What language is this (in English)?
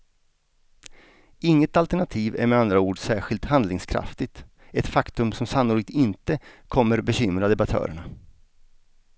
Swedish